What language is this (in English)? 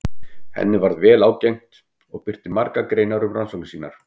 Icelandic